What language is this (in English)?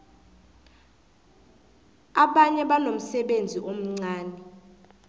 South Ndebele